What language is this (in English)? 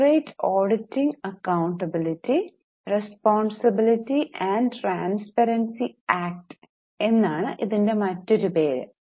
Malayalam